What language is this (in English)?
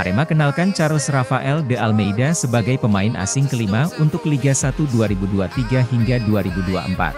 Indonesian